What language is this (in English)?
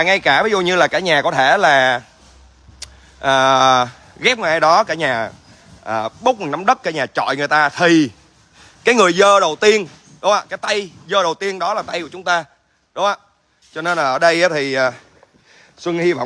Vietnamese